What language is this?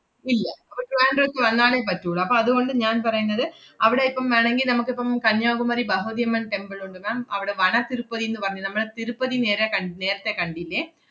Malayalam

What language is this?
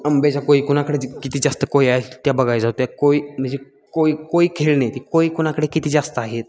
Marathi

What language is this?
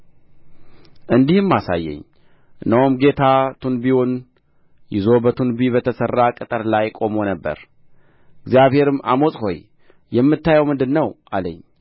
Amharic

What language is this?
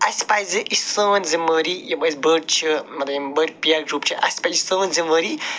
Kashmiri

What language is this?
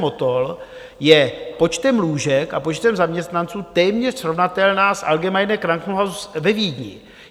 Czech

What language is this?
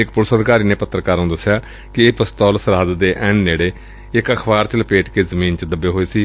Punjabi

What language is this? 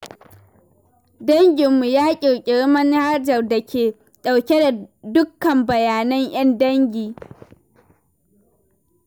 Hausa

